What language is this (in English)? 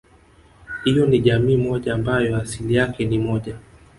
Swahili